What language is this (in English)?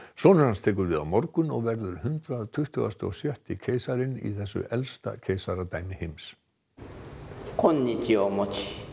Icelandic